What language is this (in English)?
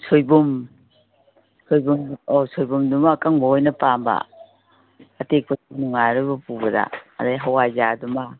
Manipuri